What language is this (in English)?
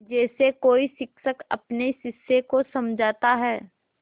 Hindi